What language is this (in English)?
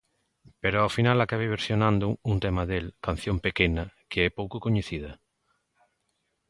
Galician